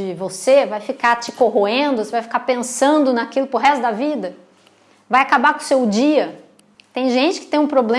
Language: Portuguese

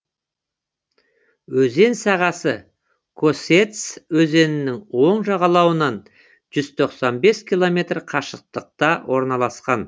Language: Kazakh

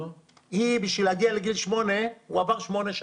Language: Hebrew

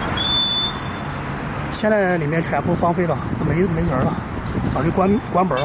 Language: Chinese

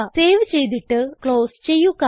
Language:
Malayalam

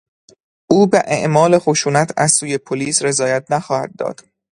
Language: Persian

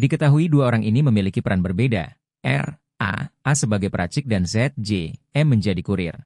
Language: Indonesian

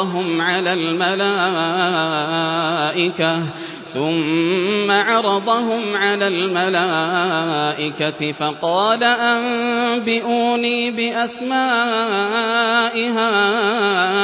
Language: Arabic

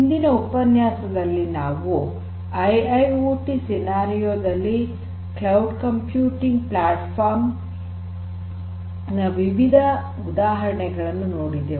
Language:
Kannada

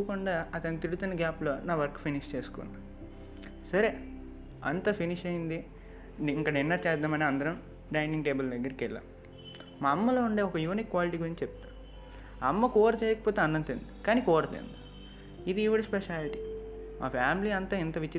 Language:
Telugu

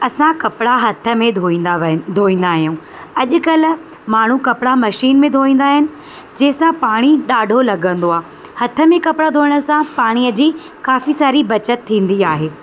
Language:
Sindhi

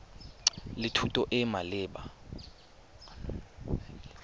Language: Tswana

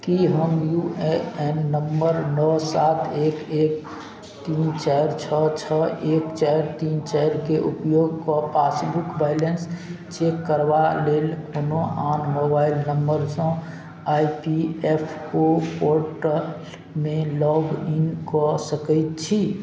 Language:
Maithili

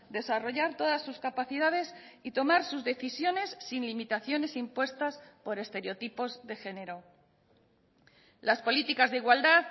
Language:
Spanish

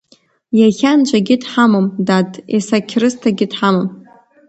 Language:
Abkhazian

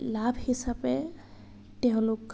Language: Assamese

